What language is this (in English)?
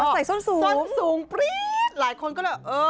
Thai